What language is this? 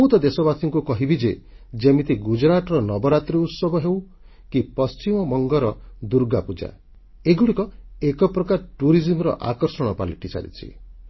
Odia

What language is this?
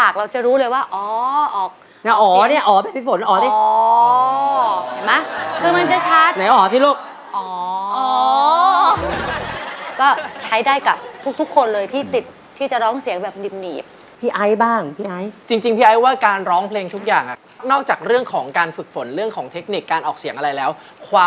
Thai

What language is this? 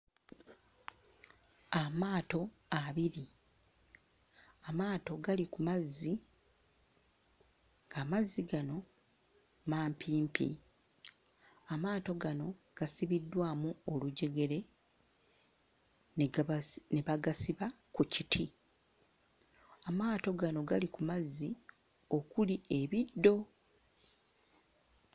Ganda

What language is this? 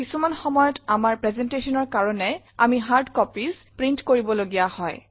Assamese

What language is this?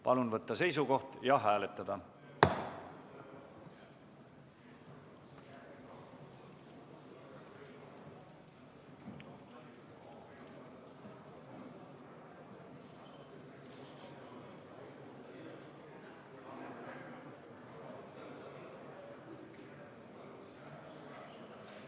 Estonian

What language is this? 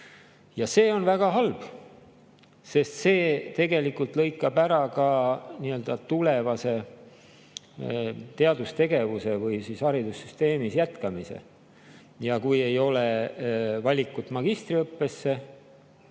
Estonian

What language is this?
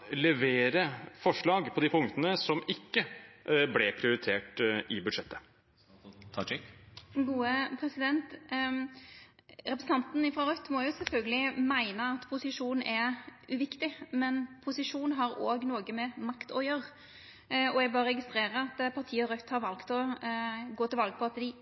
Norwegian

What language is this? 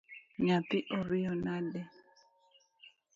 Luo (Kenya and Tanzania)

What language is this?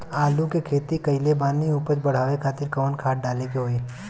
Bhojpuri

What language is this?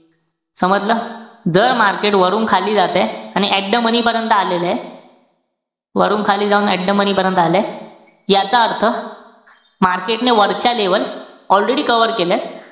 Marathi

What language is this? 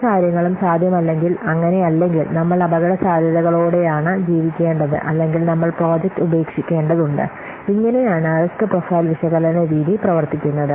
Malayalam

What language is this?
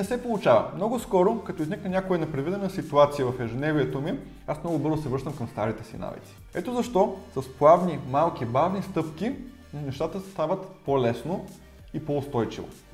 Bulgarian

